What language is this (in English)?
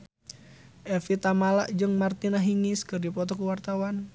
Sundanese